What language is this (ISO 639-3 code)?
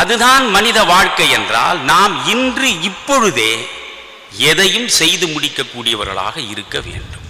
tam